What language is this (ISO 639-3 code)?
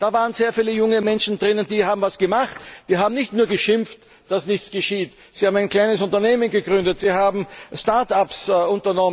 deu